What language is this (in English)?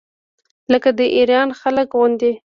Pashto